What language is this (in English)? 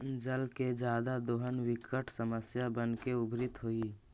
Magahi